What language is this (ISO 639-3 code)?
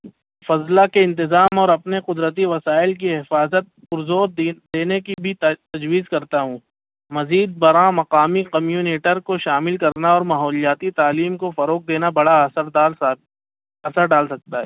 urd